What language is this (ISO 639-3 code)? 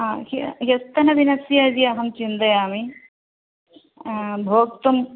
san